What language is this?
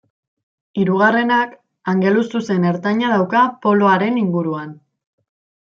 Basque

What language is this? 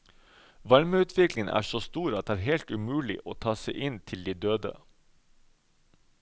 Norwegian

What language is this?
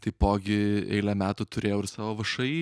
Lithuanian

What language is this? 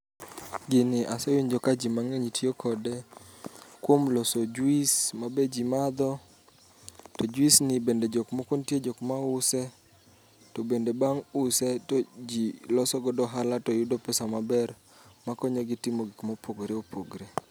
Luo (Kenya and Tanzania)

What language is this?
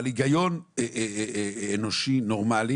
Hebrew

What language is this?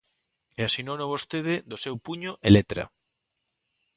Galician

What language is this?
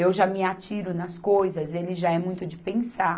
Portuguese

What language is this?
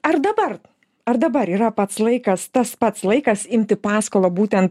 Lithuanian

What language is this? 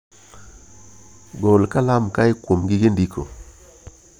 Luo (Kenya and Tanzania)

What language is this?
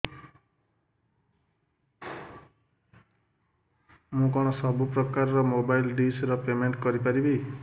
Odia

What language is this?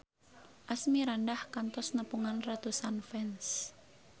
Sundanese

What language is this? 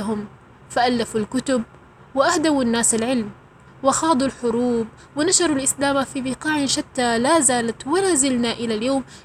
Arabic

